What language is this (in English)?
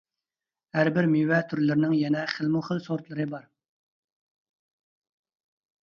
Uyghur